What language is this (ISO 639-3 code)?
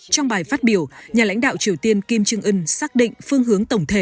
vie